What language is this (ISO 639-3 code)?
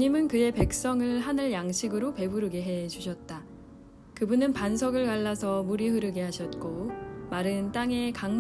kor